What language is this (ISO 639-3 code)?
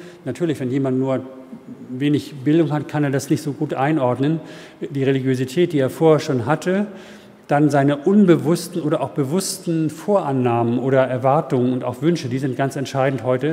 deu